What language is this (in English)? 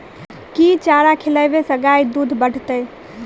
Maithili